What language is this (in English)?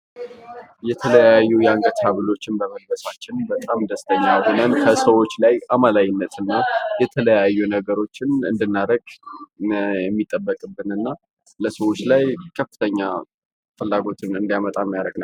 Amharic